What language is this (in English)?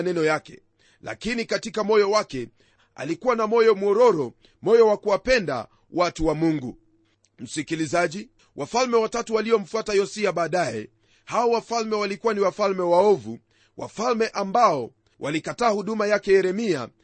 Swahili